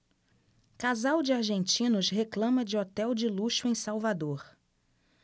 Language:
Portuguese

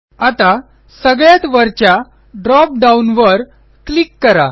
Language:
Marathi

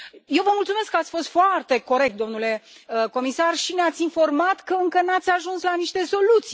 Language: Romanian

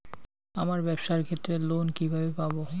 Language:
Bangla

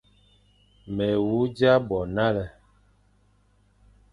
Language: Fang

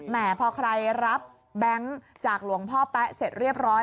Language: Thai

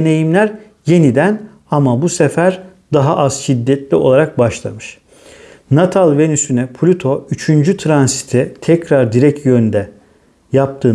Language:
Turkish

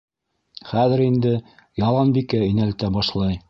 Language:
Bashkir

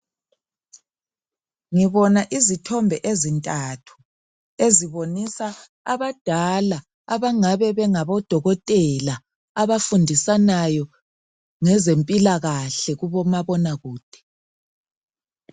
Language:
North Ndebele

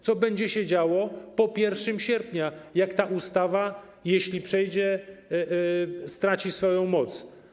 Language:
Polish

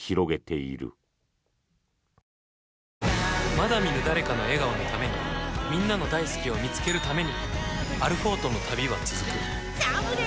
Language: Japanese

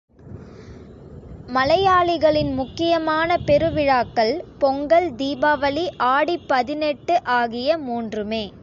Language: Tamil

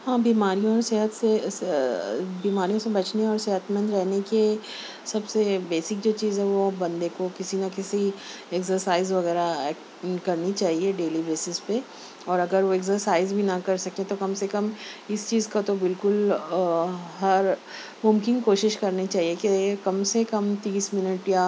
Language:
Urdu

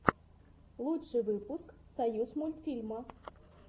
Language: Russian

